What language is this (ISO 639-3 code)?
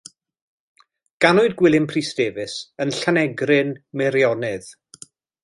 cym